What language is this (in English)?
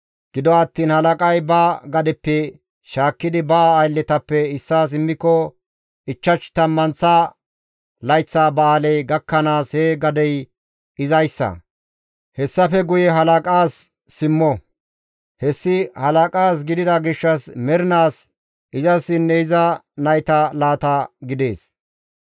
Gamo